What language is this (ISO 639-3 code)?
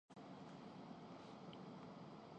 urd